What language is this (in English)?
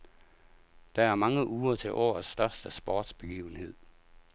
Danish